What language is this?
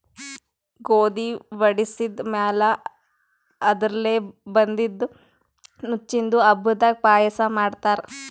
Kannada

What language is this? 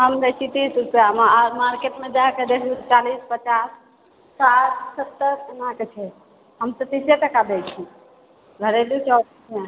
Maithili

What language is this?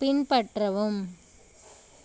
Tamil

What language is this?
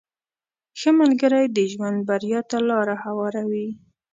Pashto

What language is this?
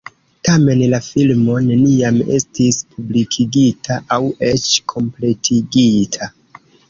Esperanto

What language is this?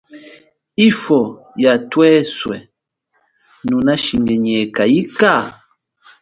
Chokwe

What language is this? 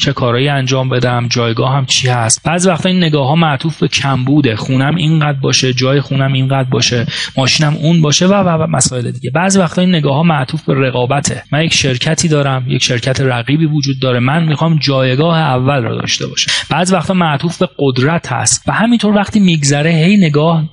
Persian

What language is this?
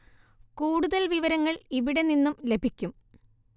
Malayalam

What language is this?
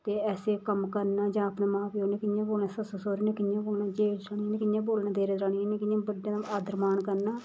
Dogri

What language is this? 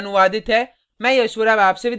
Hindi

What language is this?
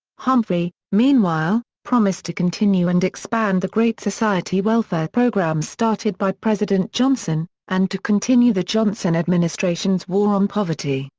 English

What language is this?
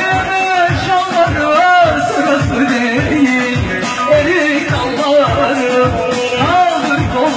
Turkish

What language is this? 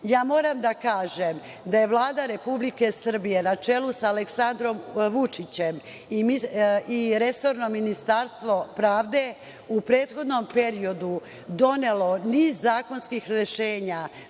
Serbian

